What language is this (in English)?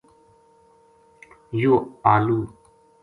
Gujari